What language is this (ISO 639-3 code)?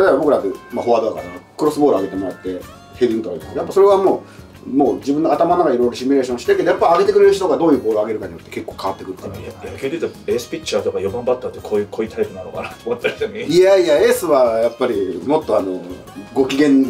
jpn